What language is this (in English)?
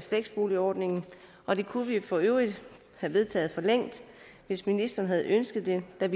Danish